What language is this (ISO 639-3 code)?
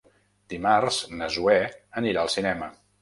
cat